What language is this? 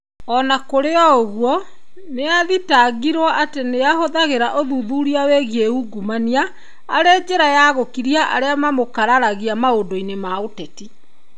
Kikuyu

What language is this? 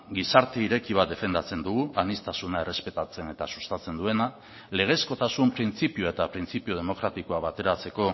Basque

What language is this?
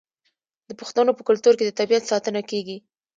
Pashto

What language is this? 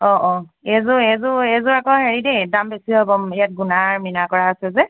Assamese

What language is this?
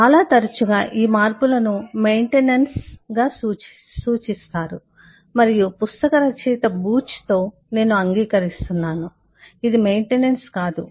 Telugu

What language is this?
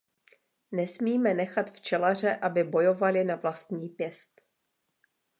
Czech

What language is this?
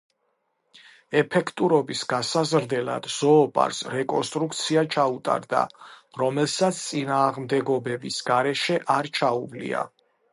Georgian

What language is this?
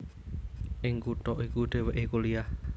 Javanese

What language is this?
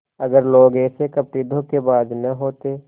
Hindi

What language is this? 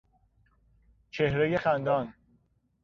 Persian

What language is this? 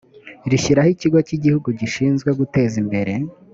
Kinyarwanda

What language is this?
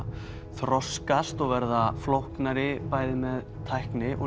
Icelandic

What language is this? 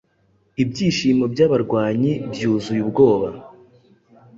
Kinyarwanda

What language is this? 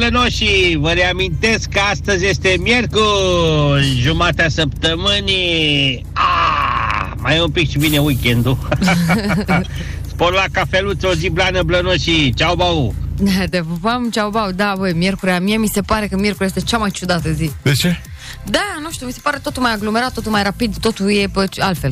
Romanian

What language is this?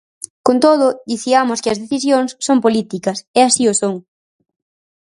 Galician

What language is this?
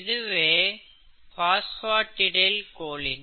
Tamil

